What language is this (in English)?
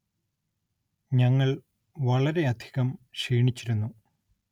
Malayalam